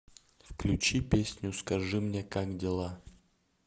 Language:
Russian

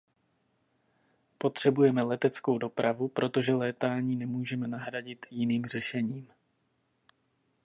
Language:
Czech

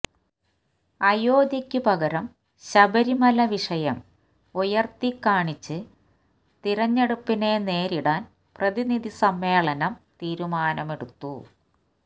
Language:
Malayalam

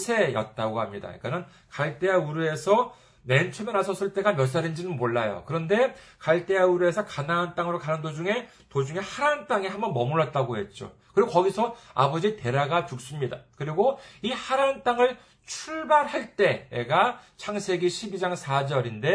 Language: Korean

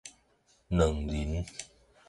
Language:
Min Nan Chinese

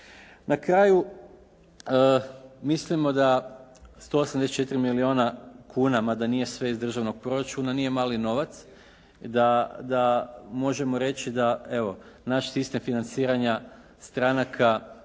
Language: Croatian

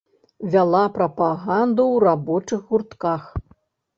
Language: Belarusian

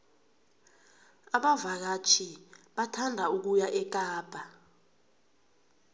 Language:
South Ndebele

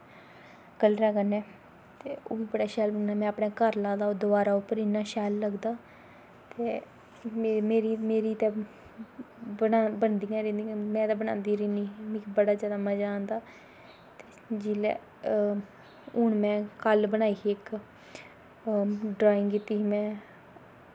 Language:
Dogri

